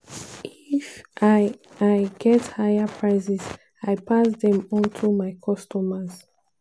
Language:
Nigerian Pidgin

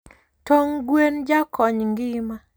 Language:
Luo (Kenya and Tanzania)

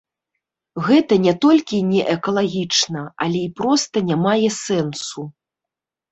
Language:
Belarusian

